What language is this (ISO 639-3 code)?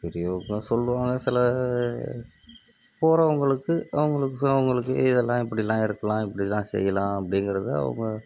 tam